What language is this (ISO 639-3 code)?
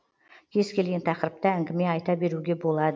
kaz